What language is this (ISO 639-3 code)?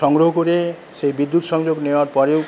ben